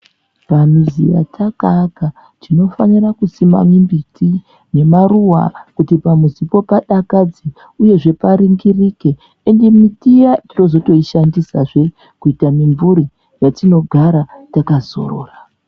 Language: Ndau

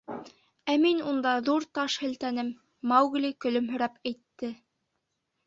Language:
Bashkir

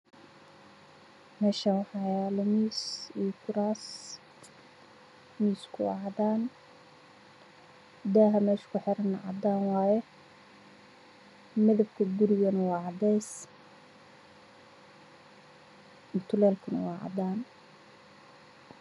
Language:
Somali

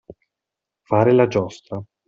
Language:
Italian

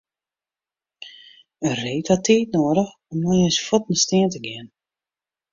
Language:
Western Frisian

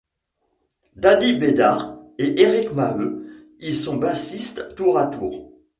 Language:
French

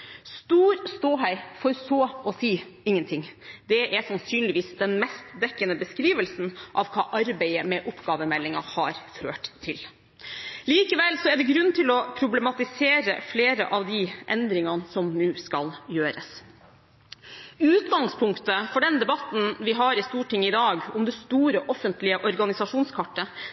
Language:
Norwegian Bokmål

